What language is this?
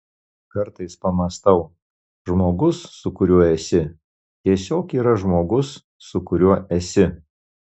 Lithuanian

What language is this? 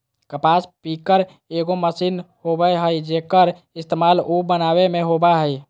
Magahi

